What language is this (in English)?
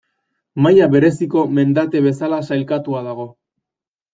Basque